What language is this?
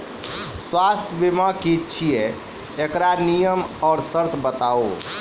Maithili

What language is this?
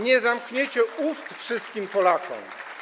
Polish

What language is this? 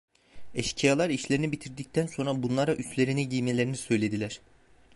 Turkish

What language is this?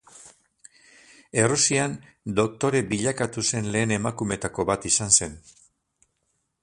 Basque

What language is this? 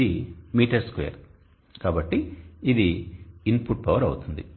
Telugu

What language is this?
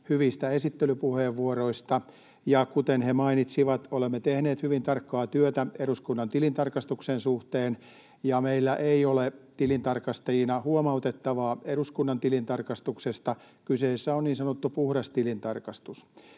Finnish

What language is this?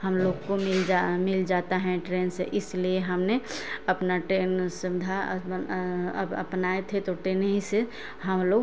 Hindi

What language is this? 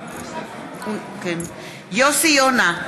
Hebrew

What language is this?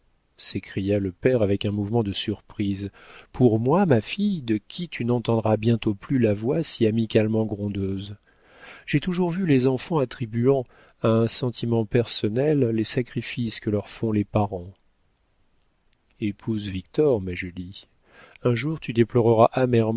French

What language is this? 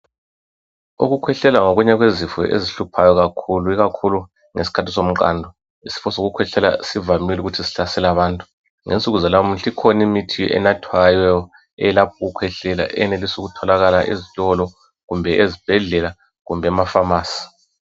North Ndebele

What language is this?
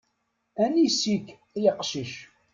Kabyle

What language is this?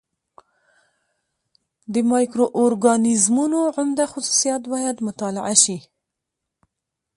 Pashto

